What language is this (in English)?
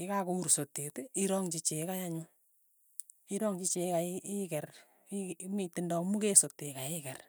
Tugen